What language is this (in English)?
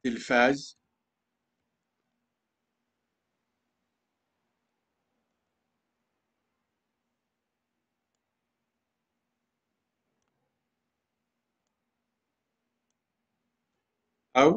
Arabic